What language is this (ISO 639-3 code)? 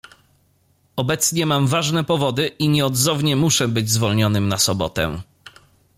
pol